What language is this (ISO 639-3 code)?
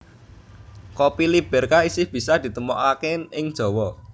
jav